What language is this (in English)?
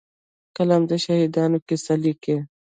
Pashto